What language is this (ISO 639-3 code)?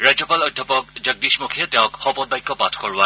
asm